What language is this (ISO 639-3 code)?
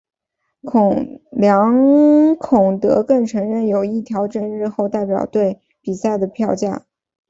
zho